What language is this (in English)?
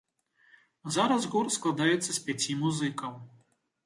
Belarusian